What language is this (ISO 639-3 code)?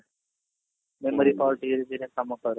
ori